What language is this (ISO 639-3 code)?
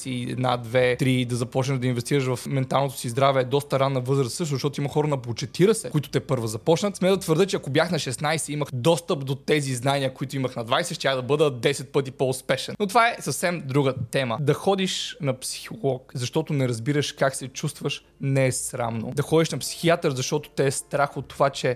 bul